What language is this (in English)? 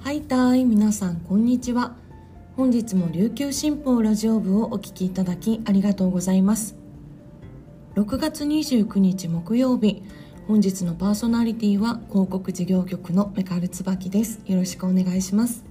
Japanese